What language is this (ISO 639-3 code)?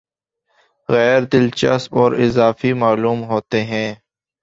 urd